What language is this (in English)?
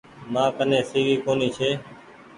Goaria